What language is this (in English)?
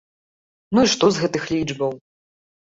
Belarusian